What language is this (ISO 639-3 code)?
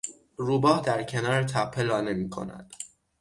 fas